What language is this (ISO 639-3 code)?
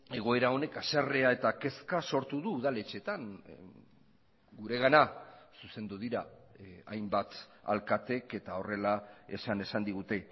eus